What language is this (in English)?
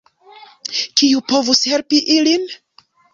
Esperanto